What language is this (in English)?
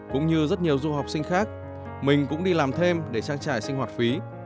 Vietnamese